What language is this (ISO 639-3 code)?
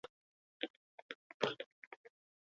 eus